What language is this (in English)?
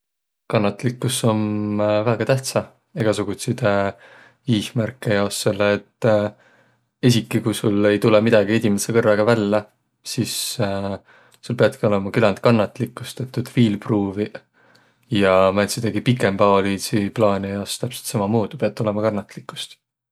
Võro